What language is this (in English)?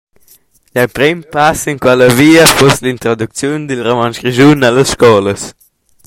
Romansh